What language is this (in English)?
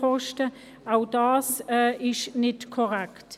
Swiss German